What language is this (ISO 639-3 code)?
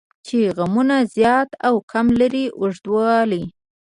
pus